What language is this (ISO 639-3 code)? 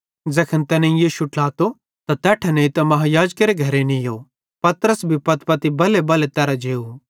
bhd